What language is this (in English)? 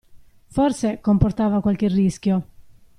Italian